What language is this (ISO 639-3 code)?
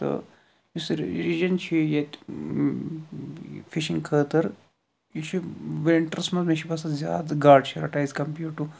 kas